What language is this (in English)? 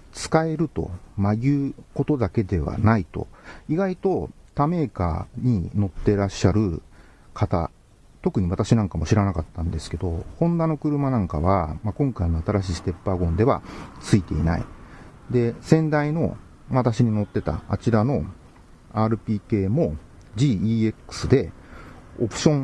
Japanese